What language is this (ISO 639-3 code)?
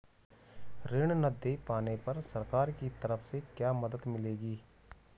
hin